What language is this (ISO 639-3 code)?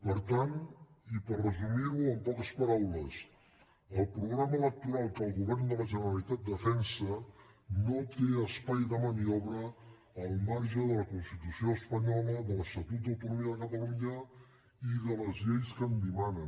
cat